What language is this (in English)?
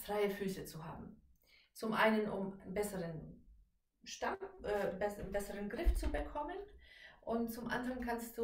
German